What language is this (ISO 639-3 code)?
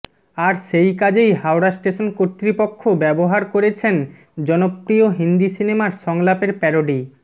ben